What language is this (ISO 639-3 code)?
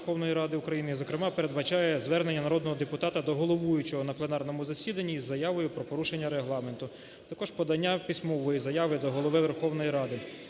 ukr